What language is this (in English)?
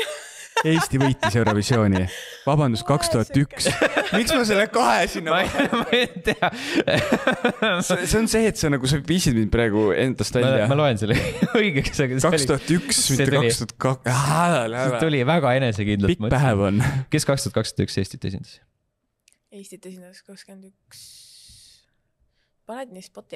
Finnish